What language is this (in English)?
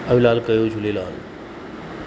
Sindhi